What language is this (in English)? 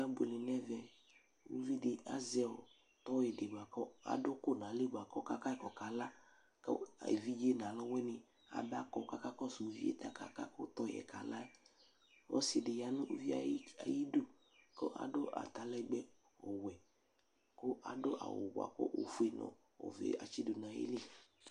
Ikposo